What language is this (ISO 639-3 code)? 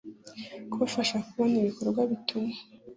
kin